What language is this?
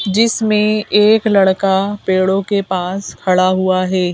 Hindi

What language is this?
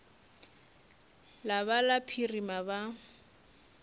Northern Sotho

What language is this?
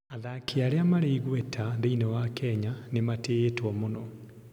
Kikuyu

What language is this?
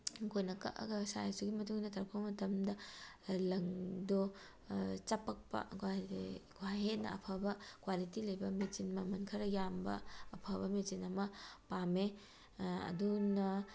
Manipuri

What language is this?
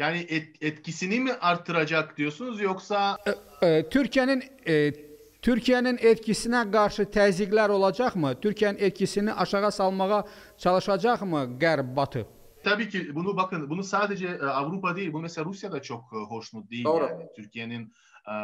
Turkish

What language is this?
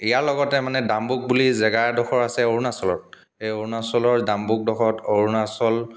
Assamese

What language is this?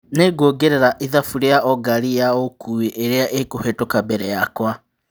Kikuyu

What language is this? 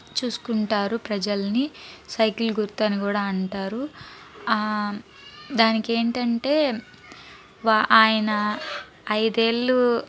Telugu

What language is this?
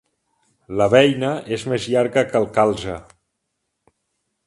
Catalan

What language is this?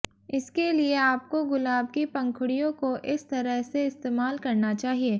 Hindi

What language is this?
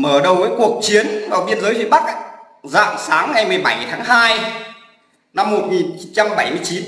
Vietnamese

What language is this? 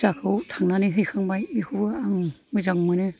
Bodo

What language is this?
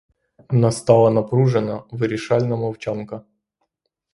Ukrainian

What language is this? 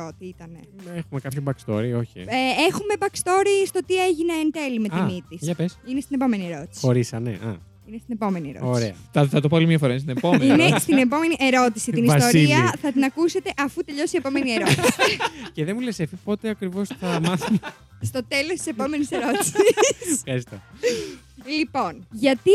Greek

